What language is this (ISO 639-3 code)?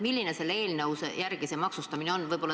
est